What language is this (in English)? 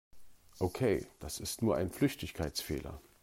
German